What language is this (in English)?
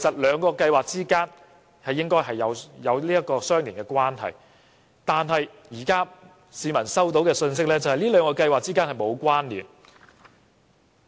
Cantonese